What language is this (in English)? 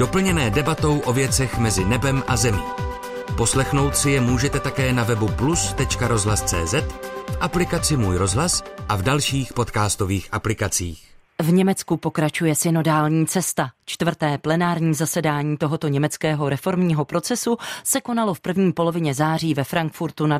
Czech